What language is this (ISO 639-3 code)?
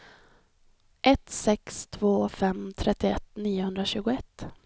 swe